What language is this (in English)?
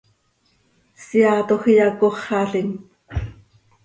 Seri